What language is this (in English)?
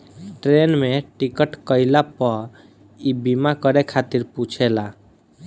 Bhojpuri